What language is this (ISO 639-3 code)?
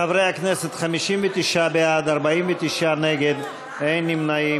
heb